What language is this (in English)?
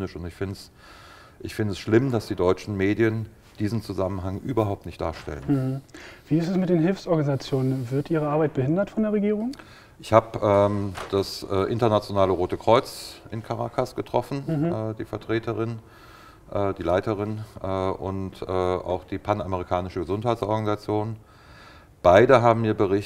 German